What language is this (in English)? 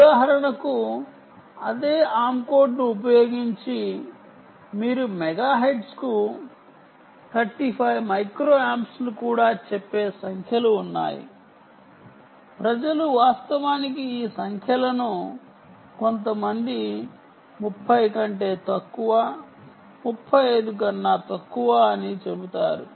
Telugu